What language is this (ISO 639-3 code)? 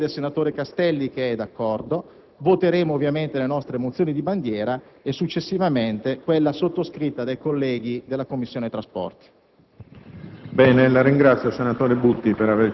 ita